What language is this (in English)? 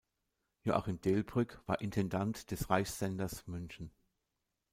German